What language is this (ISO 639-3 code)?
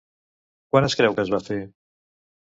cat